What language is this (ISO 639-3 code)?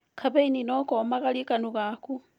kik